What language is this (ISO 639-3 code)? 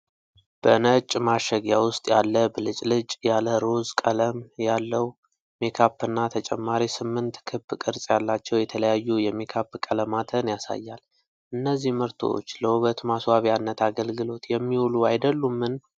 amh